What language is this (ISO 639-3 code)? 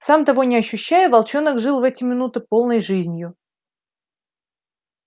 rus